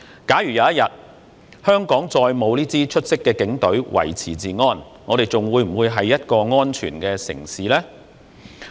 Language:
Cantonese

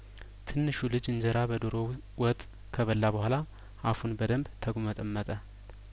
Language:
Amharic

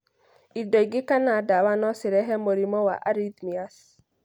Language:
Kikuyu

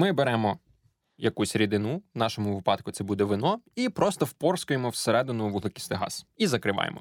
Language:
Ukrainian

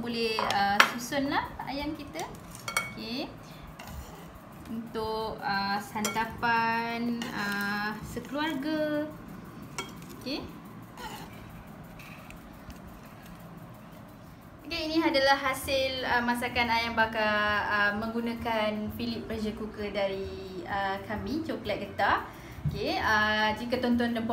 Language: Malay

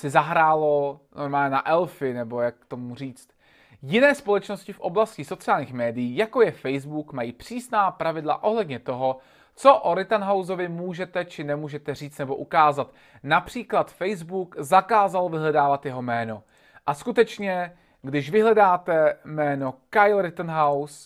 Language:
Czech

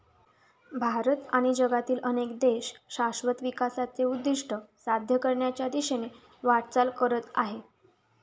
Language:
Marathi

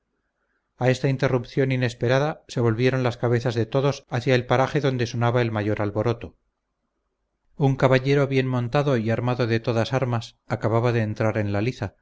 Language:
Spanish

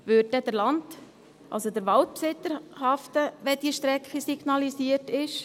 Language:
Swiss German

